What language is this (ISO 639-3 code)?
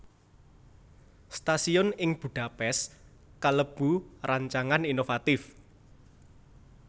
jav